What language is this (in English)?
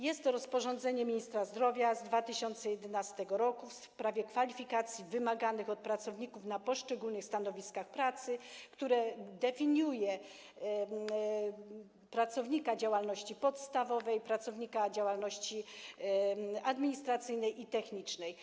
Polish